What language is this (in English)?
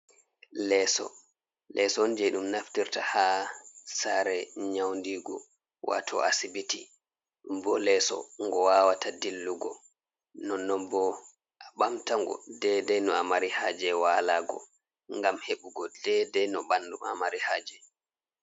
Fula